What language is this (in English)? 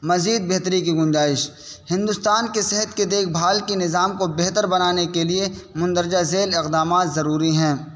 Urdu